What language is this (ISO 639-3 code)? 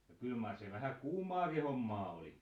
fin